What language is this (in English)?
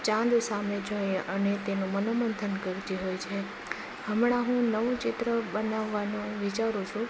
Gujarati